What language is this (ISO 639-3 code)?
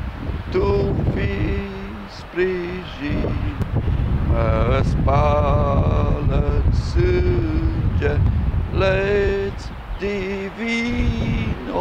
ron